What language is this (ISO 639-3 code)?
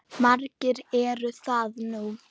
isl